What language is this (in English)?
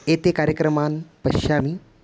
Sanskrit